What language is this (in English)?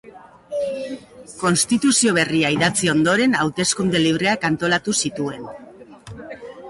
Basque